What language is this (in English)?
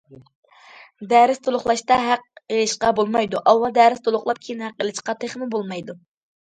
Uyghur